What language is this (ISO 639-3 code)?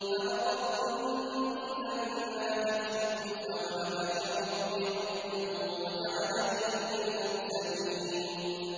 ara